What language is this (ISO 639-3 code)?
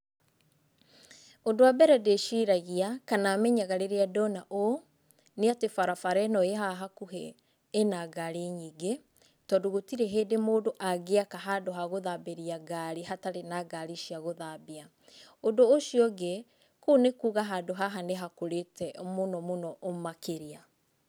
kik